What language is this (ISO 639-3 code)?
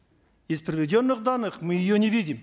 kaz